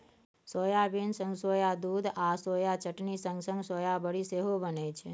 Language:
Maithili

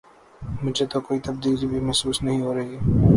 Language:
Urdu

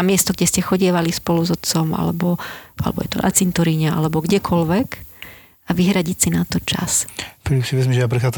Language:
Slovak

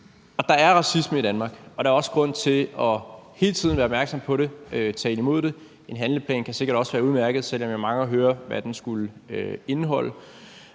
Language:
Danish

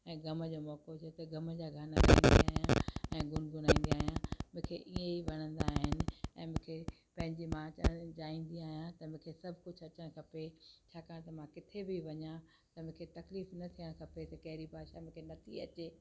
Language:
Sindhi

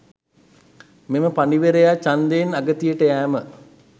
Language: Sinhala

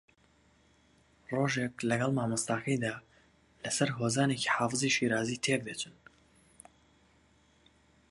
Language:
Central Kurdish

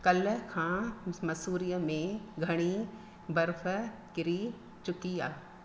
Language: Sindhi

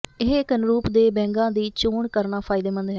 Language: Punjabi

